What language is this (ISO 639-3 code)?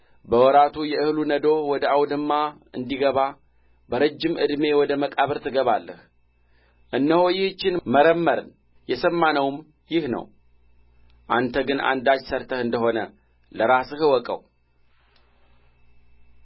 amh